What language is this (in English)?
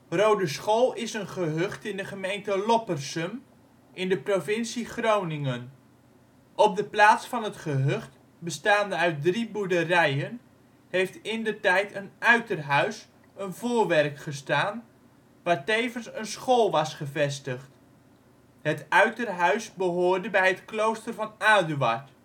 Dutch